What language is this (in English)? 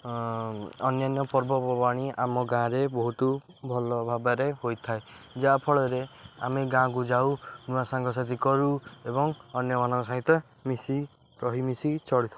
Odia